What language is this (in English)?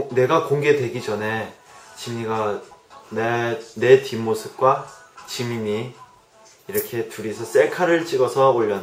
Korean